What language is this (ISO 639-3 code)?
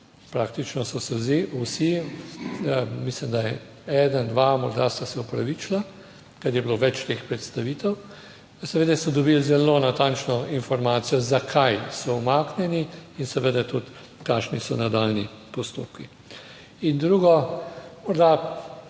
slv